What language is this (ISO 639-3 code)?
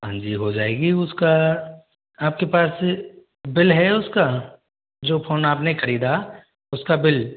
hin